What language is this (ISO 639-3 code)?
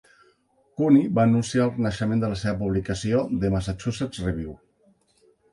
cat